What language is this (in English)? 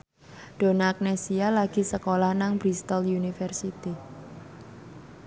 Javanese